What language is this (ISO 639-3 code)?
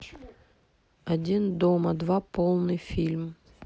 rus